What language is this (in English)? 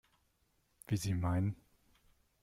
German